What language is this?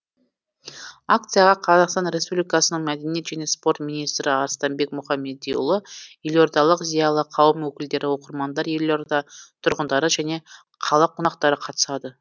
Kazakh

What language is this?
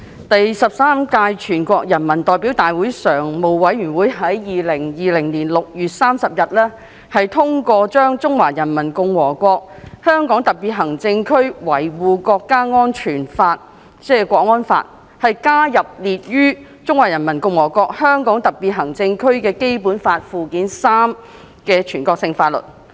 Cantonese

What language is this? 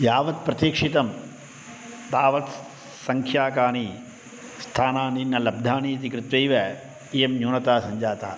Sanskrit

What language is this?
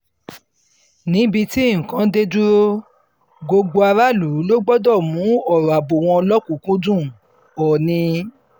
Yoruba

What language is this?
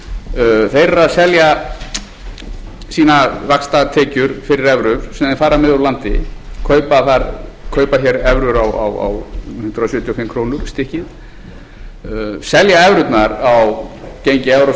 Icelandic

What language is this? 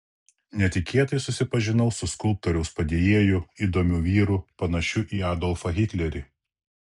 Lithuanian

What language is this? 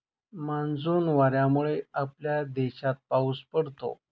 Marathi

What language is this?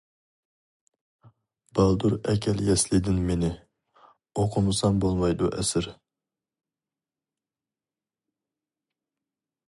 Uyghur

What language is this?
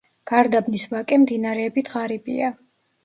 Georgian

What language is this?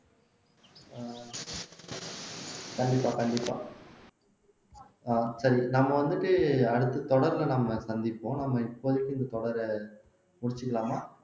Tamil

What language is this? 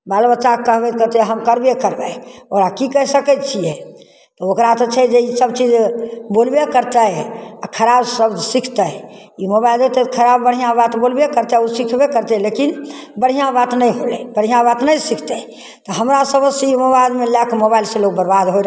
Maithili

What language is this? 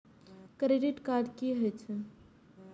Maithili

